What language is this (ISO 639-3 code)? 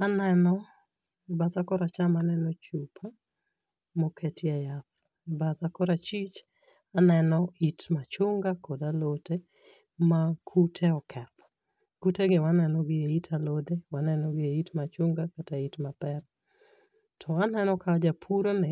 luo